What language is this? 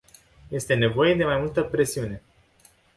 Romanian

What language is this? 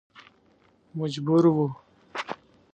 Pashto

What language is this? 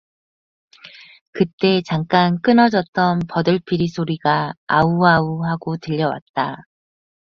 Korean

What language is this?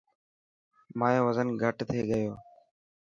Dhatki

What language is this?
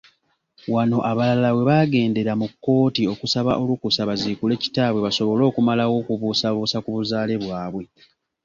Ganda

